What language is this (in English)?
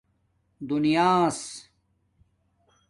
Domaaki